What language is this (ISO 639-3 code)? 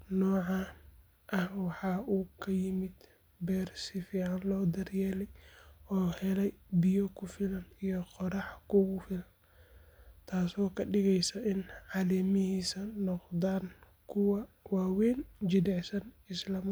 som